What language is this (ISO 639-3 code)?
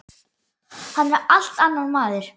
isl